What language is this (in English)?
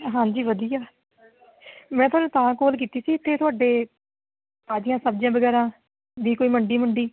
Punjabi